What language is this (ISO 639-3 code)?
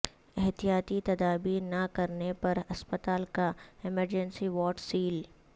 urd